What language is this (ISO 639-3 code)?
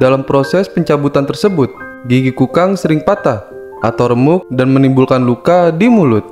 ind